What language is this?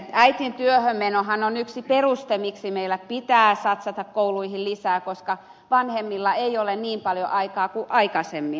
Finnish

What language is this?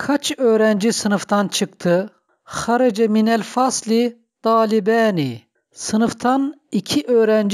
Turkish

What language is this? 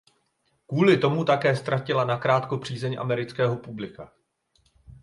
Czech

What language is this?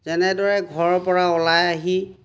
Assamese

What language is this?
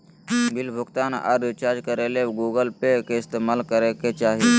Magahi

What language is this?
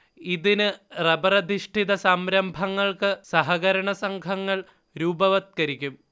Malayalam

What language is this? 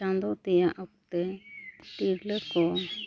Santali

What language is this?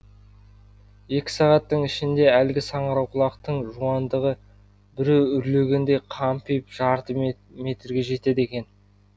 Kazakh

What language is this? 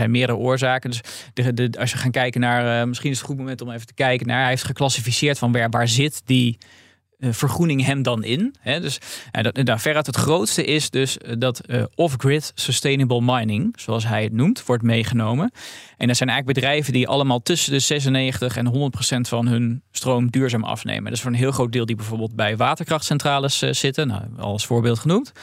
Dutch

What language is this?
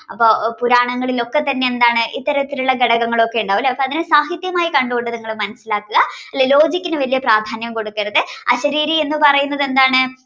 Malayalam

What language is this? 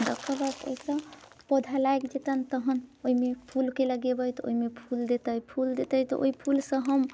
Maithili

